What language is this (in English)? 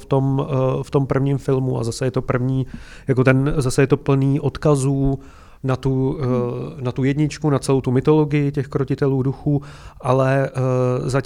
Czech